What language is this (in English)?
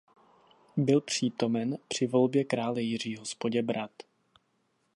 Czech